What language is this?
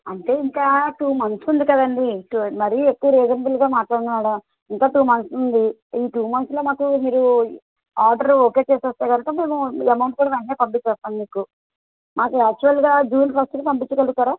Telugu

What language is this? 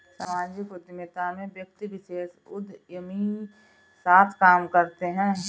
Hindi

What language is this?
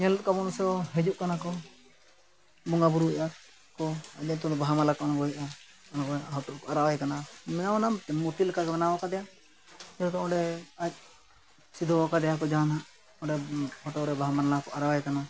Santali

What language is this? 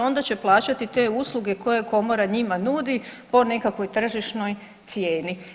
Croatian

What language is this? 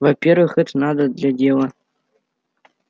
Russian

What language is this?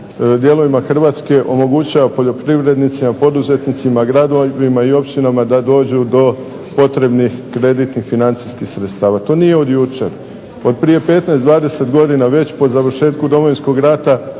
Croatian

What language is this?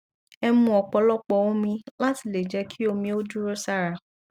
Yoruba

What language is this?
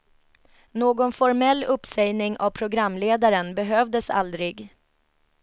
Swedish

